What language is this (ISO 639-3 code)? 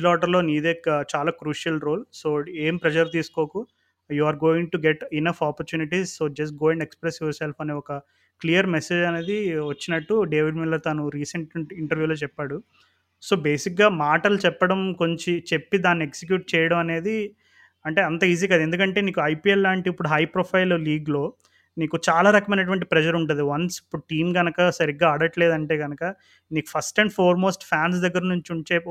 tel